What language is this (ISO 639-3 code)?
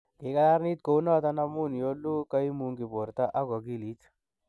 kln